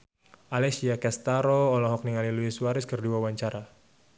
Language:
Sundanese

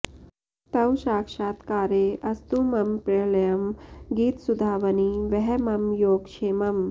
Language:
Sanskrit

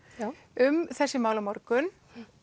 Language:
Icelandic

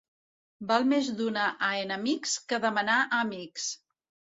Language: Catalan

